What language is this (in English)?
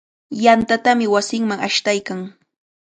Cajatambo North Lima Quechua